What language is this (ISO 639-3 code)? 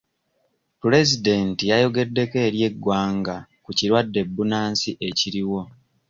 lug